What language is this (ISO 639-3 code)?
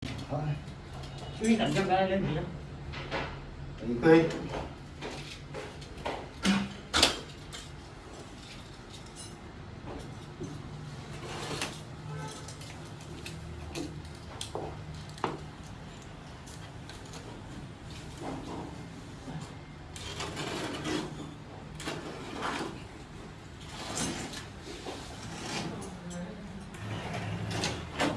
vie